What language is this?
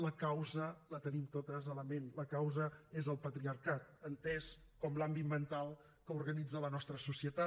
Catalan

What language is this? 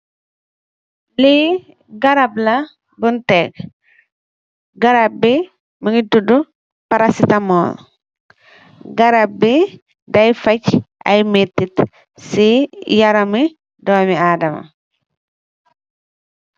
Wolof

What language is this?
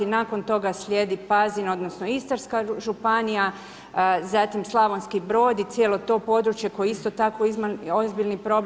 Croatian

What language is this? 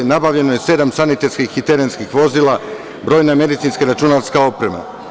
Serbian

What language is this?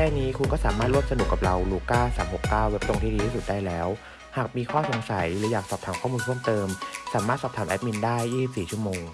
Thai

